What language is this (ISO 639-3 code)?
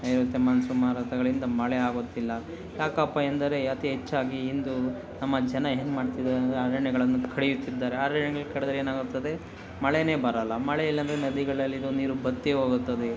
kan